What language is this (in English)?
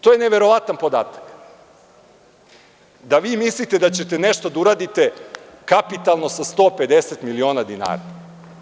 Serbian